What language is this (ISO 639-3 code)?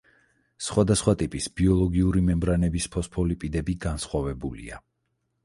kat